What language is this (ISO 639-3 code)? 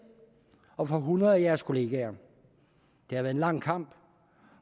dan